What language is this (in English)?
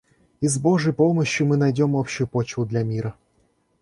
Russian